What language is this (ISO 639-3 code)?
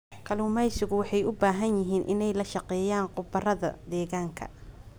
som